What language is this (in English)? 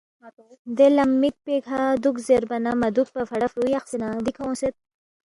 Balti